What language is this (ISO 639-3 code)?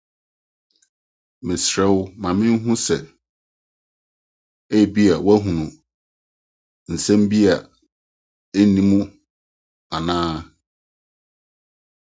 aka